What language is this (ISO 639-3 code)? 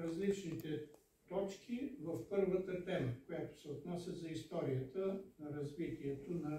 bul